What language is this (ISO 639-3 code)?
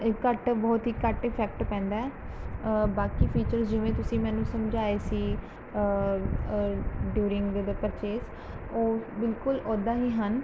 pan